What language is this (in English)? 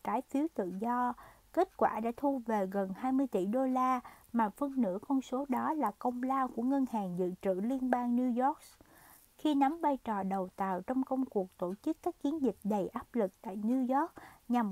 Vietnamese